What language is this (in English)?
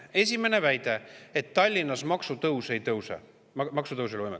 Estonian